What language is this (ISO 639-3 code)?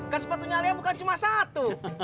ind